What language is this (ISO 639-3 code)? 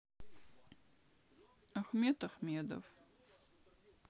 rus